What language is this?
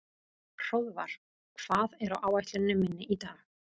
Icelandic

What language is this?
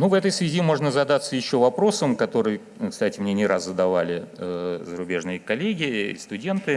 Russian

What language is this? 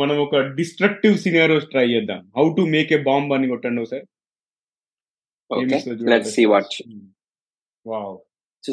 Telugu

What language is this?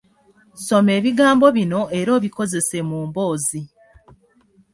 Ganda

